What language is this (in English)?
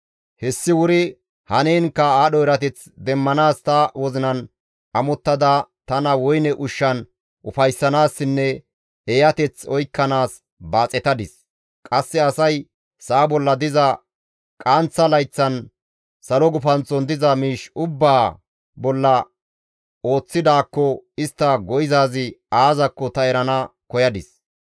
Gamo